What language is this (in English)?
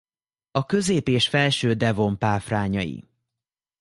Hungarian